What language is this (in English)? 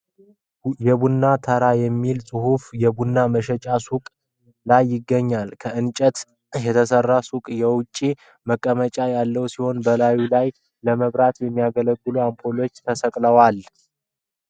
Amharic